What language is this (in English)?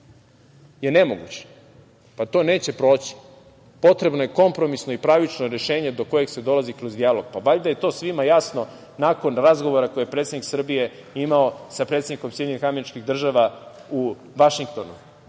Serbian